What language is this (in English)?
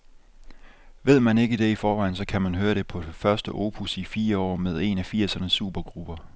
Danish